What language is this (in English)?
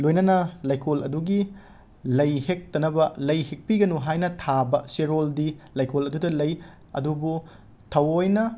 Manipuri